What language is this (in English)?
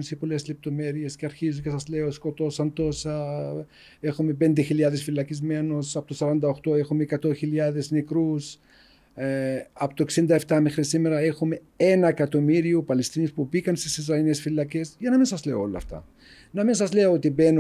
Greek